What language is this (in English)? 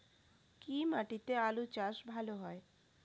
Bangla